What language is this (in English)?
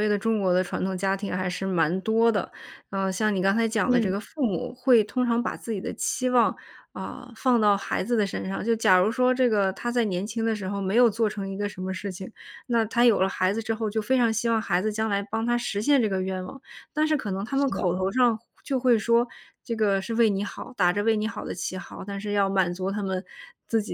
Chinese